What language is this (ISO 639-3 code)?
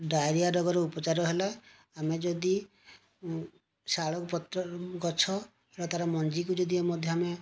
ori